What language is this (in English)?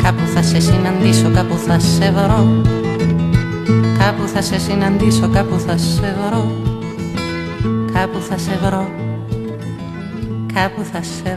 Greek